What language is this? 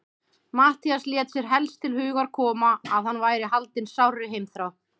Icelandic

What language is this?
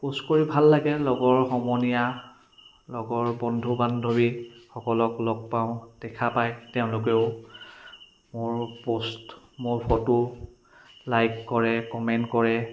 Assamese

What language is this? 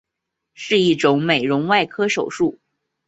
Chinese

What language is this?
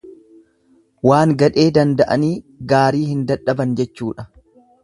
Oromo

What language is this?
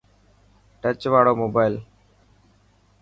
Dhatki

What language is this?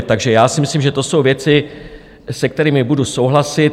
Czech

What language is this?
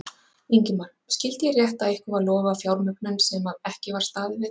Icelandic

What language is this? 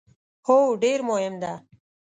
Pashto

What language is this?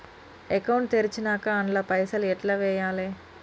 Telugu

